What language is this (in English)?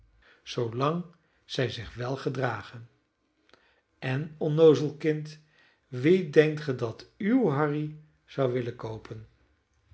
Dutch